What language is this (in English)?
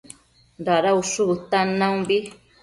Matsés